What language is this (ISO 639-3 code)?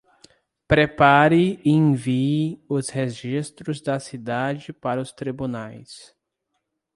por